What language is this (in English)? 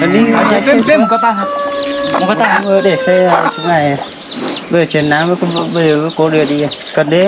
Vietnamese